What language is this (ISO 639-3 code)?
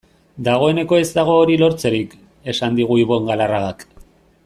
eus